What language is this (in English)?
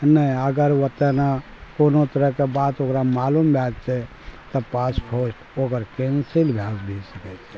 Maithili